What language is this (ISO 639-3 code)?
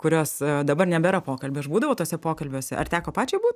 lit